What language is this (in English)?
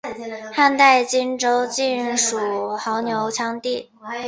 Chinese